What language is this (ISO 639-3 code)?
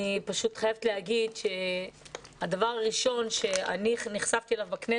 heb